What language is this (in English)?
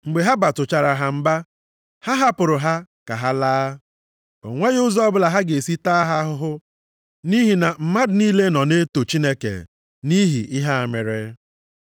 Igbo